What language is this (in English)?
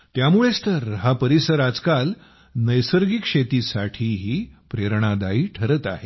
Marathi